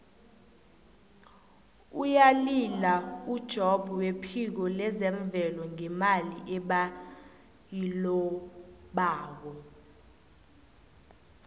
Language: South Ndebele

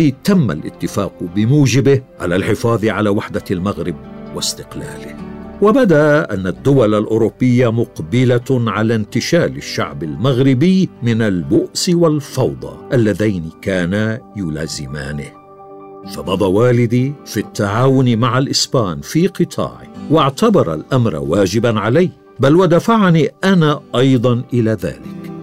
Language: Arabic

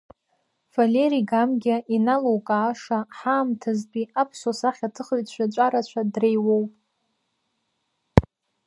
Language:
Abkhazian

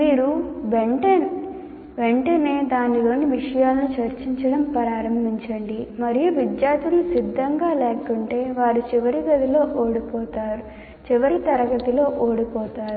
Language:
Telugu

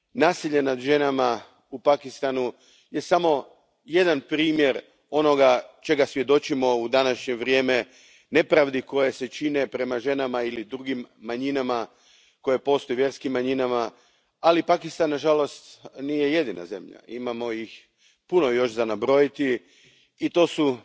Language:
Croatian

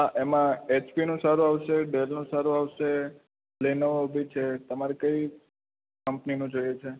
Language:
Gujarati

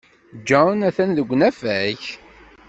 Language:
Kabyle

